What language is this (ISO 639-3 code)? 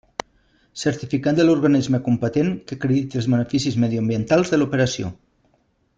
cat